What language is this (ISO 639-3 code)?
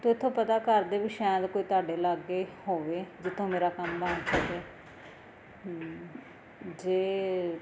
pan